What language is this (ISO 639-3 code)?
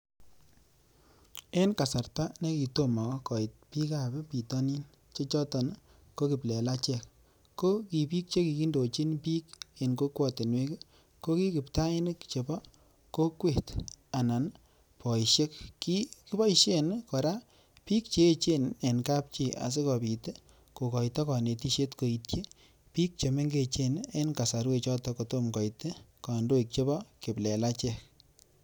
kln